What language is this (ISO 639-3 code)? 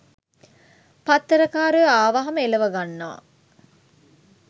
sin